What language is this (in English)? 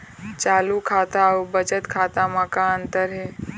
Chhattisgarhi